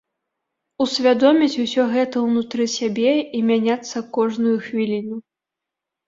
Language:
Belarusian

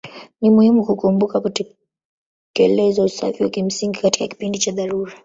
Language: Swahili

